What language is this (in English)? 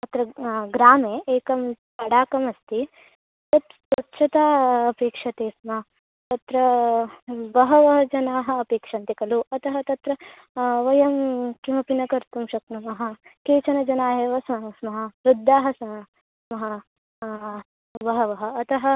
Sanskrit